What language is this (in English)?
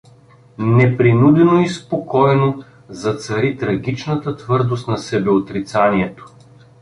Bulgarian